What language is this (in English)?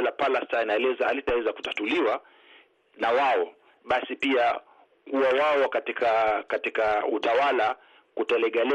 Swahili